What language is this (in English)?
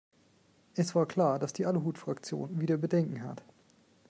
German